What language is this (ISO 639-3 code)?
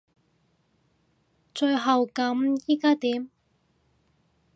yue